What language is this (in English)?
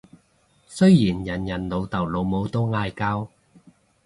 Cantonese